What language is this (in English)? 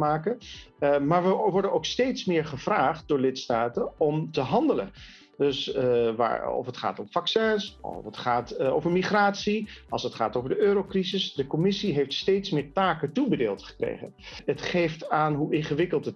Dutch